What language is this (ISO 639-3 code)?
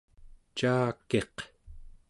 esu